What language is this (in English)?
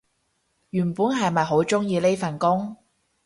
Cantonese